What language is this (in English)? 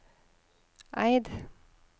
Norwegian